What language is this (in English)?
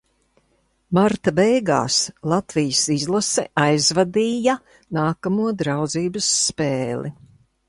Latvian